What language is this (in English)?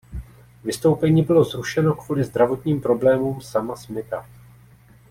Czech